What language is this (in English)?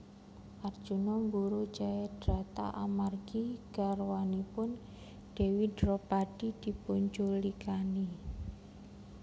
Javanese